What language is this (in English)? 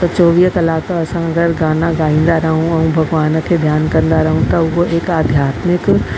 Sindhi